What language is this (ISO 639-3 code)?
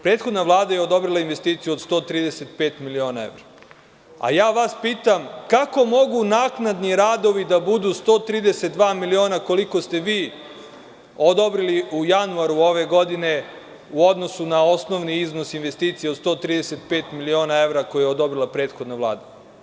srp